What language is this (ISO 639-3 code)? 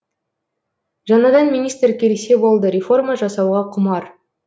kaz